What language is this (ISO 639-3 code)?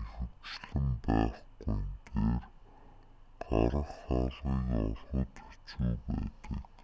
mon